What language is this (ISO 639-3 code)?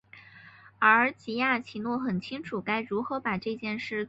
zho